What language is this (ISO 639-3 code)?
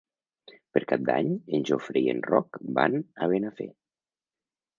cat